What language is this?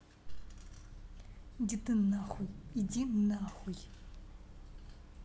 Russian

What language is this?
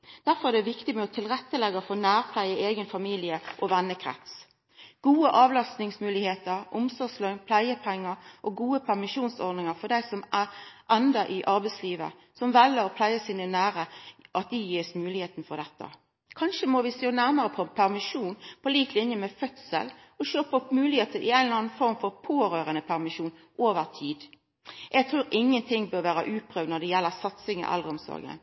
Norwegian Nynorsk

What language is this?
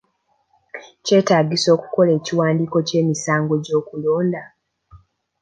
Ganda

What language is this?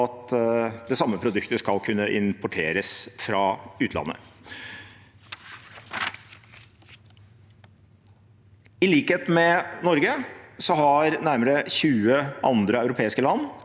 Norwegian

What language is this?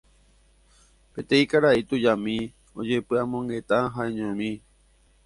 Guarani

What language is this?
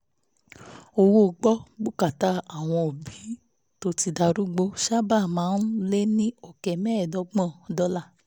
Yoruba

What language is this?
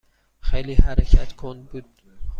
Persian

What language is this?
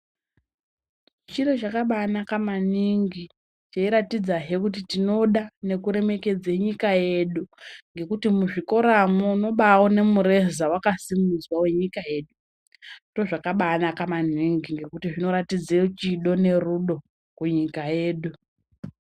Ndau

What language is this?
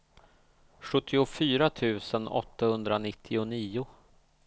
Swedish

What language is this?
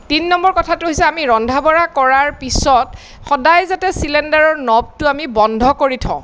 Assamese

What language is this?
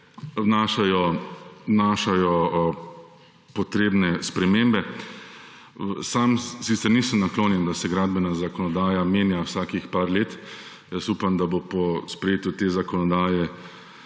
Slovenian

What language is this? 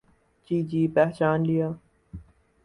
Urdu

